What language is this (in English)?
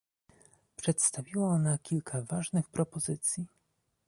Polish